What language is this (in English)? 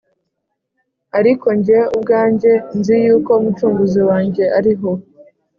Kinyarwanda